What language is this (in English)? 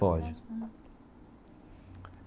Portuguese